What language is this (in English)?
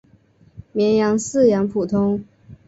Chinese